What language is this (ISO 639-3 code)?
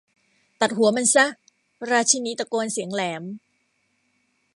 tha